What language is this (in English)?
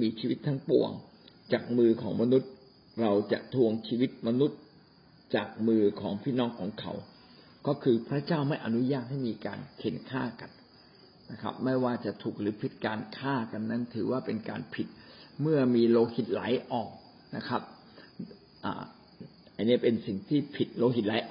Thai